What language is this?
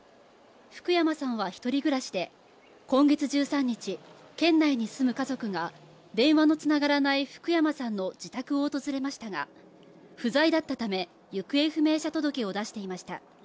Japanese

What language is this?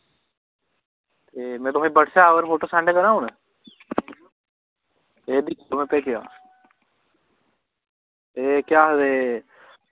Dogri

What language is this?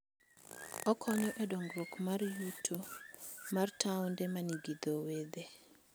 Luo (Kenya and Tanzania)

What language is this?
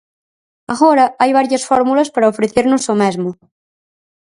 Galician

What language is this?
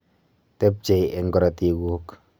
Kalenjin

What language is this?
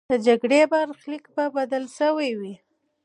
Pashto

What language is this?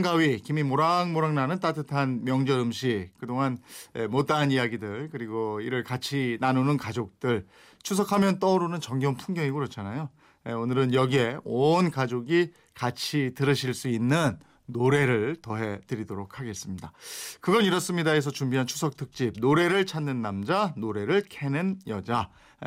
Korean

